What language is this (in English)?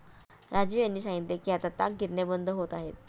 Marathi